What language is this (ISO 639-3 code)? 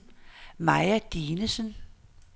dan